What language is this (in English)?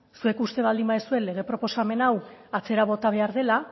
Basque